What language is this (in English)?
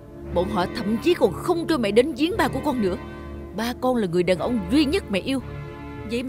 Vietnamese